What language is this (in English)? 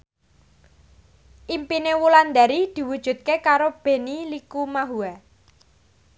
Javanese